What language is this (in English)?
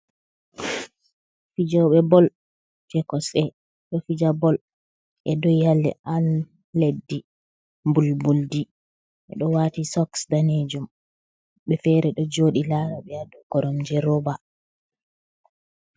Fula